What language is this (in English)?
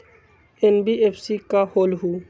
Magahi